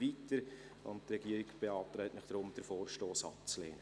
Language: Swiss German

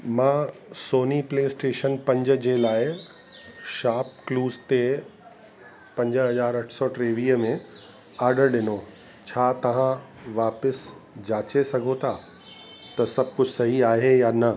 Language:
Sindhi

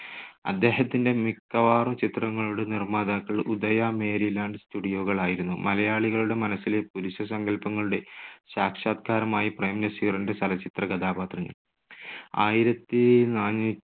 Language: Malayalam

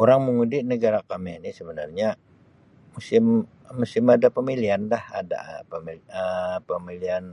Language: Sabah Malay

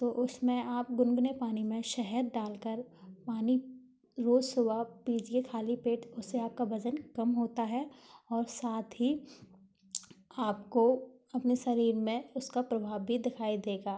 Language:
Hindi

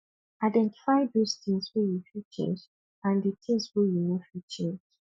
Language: Nigerian Pidgin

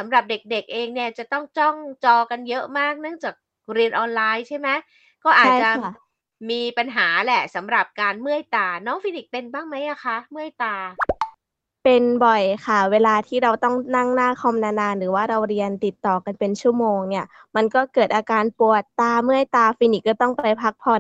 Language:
Thai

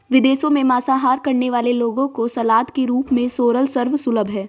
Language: Hindi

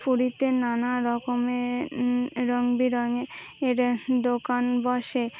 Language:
Bangla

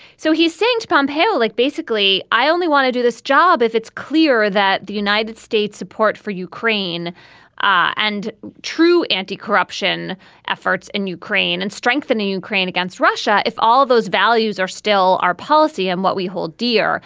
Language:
English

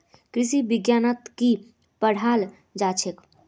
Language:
Magahi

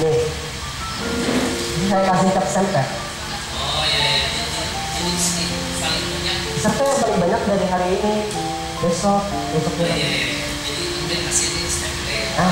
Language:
Indonesian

